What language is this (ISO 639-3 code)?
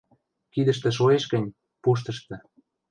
mrj